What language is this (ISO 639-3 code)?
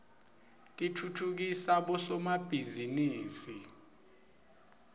ssw